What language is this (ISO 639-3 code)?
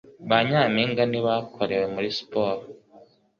kin